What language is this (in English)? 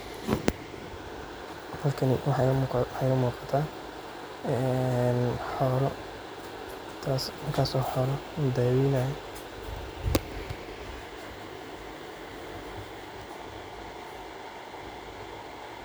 Somali